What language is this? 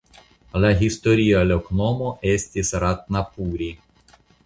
Esperanto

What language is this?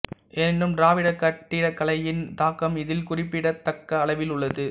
Tamil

